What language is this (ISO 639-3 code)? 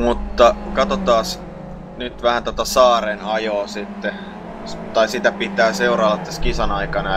fin